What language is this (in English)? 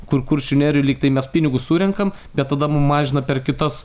Lithuanian